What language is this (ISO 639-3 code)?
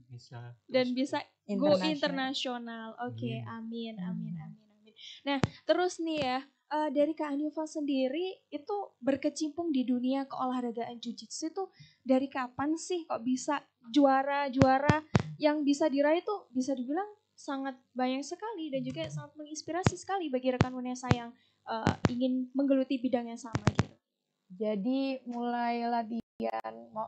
ind